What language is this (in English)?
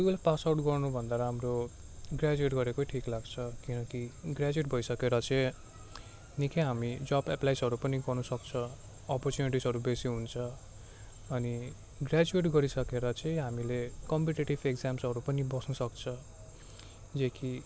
Nepali